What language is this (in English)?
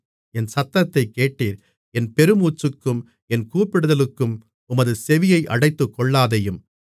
Tamil